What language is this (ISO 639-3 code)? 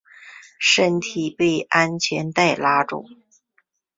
zho